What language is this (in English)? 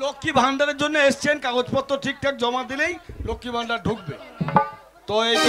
English